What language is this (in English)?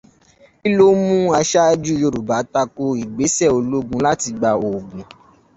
Yoruba